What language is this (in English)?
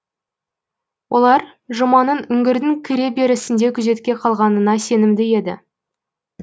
Kazakh